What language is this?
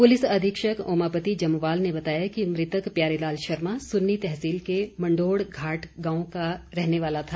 Hindi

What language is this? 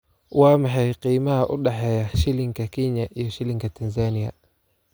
Somali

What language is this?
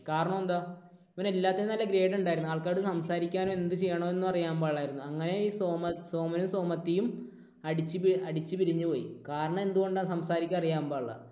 Malayalam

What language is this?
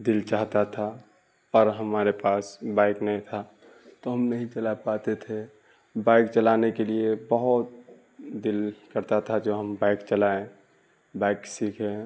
Urdu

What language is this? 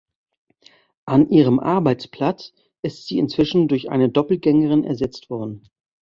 German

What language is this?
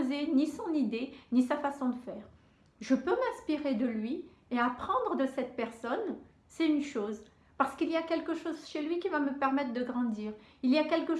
French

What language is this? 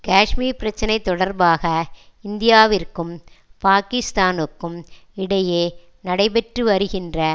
Tamil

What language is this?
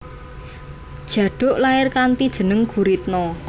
Javanese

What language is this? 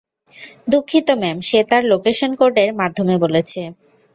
Bangla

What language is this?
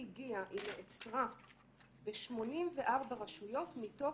Hebrew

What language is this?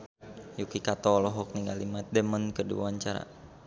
Sundanese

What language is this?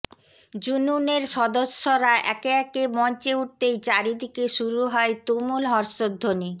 Bangla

